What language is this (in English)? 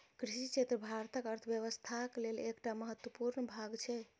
Maithili